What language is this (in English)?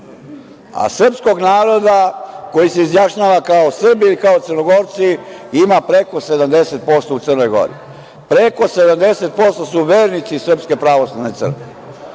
Serbian